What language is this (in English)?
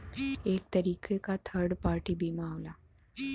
Bhojpuri